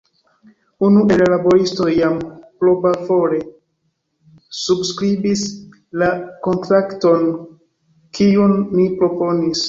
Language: Esperanto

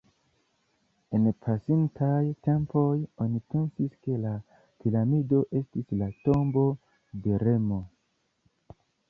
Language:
Esperanto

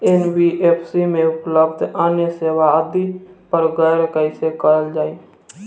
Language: Bhojpuri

